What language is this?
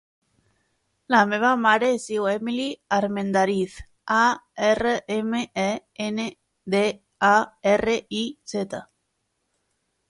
Catalan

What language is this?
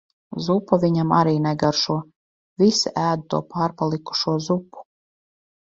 Latvian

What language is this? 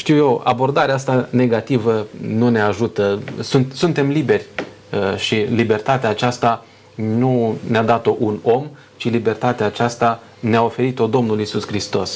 Romanian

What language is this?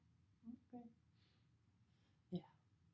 Danish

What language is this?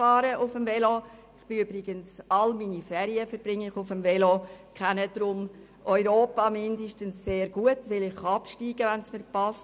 Swiss German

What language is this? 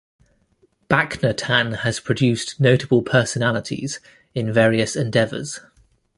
English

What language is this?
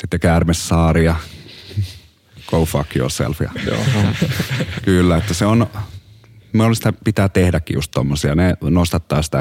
Finnish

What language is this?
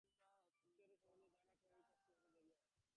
Bangla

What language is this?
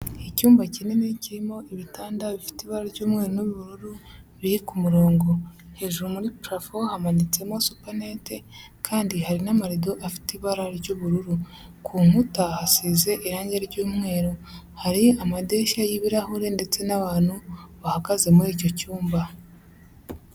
Kinyarwanda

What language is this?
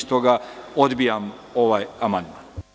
Serbian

